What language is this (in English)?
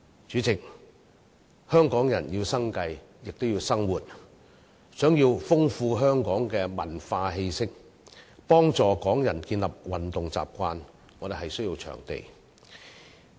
Cantonese